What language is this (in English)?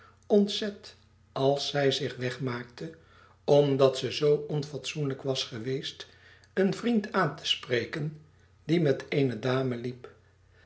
Dutch